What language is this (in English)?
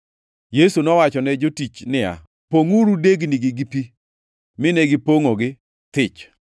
Luo (Kenya and Tanzania)